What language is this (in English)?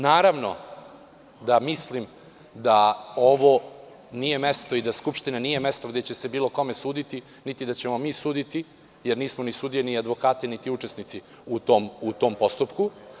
Serbian